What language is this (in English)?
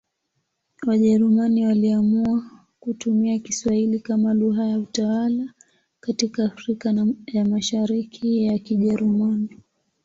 Swahili